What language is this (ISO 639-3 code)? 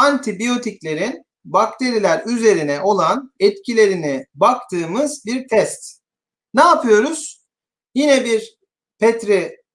tur